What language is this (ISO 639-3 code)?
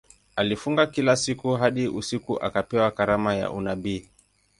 swa